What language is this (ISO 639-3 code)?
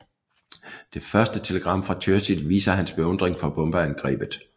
dan